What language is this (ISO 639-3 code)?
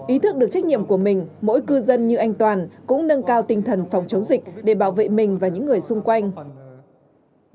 vie